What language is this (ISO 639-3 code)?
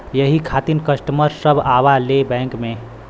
bho